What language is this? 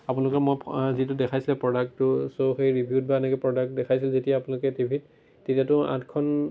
Assamese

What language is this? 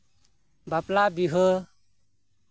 Santali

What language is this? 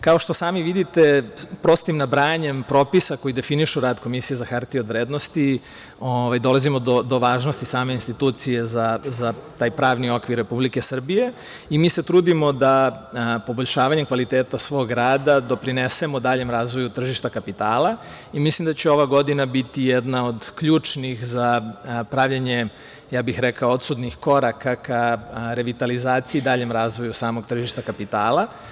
Serbian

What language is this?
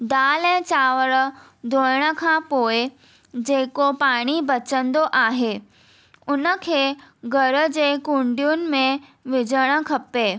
Sindhi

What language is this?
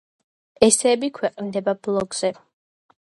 Georgian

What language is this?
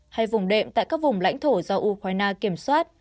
Vietnamese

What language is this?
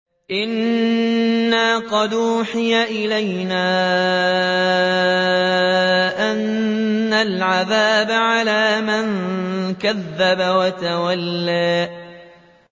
Arabic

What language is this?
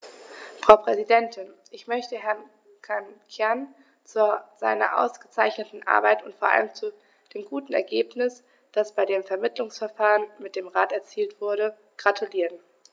German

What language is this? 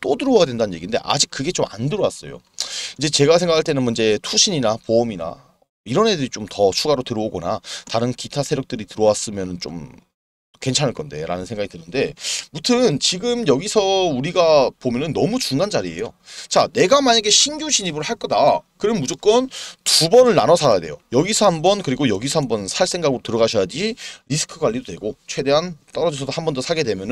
Korean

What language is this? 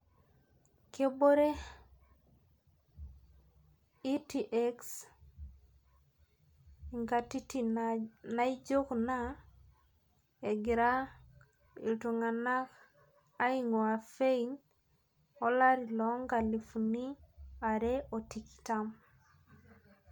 Masai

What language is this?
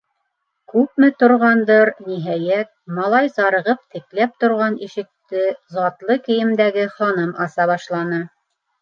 Bashkir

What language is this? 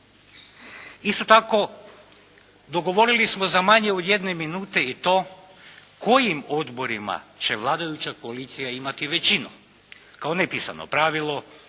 Croatian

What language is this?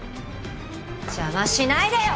Japanese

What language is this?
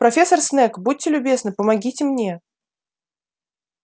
Russian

